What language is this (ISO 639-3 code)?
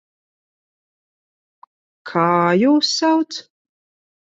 lav